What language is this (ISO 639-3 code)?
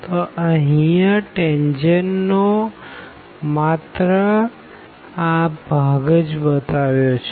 guj